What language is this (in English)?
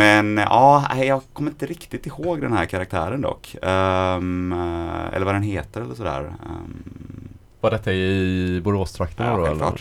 Swedish